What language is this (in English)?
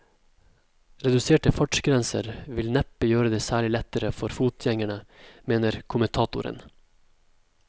Norwegian